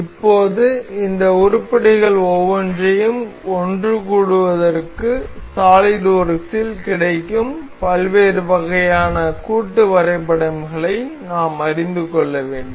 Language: Tamil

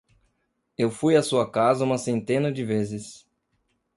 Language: Portuguese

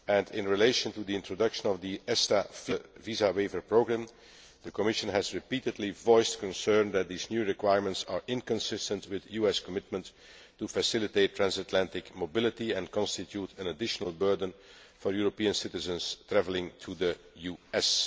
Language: English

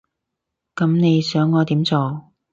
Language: Cantonese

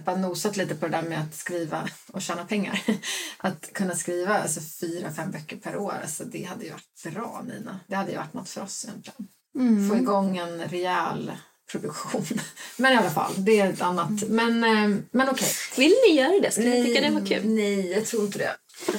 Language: Swedish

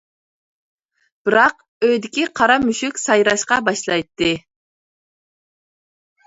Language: Uyghur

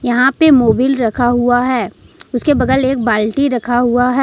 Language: Hindi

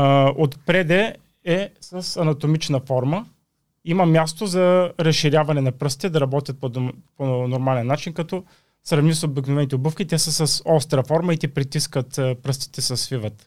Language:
Bulgarian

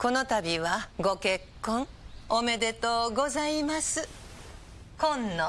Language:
Japanese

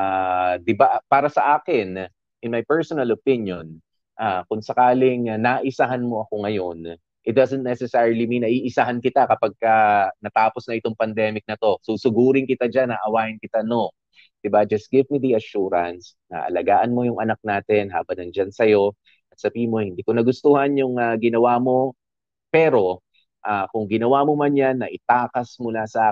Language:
Filipino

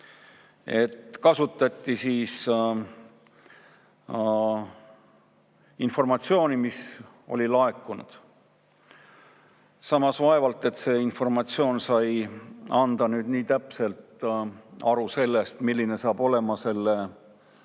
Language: Estonian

